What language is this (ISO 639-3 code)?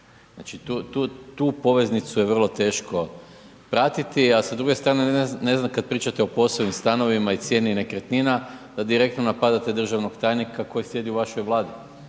hrv